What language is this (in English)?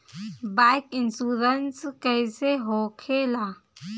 Bhojpuri